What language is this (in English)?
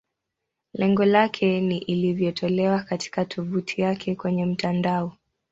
Swahili